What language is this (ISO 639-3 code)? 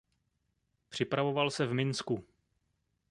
ces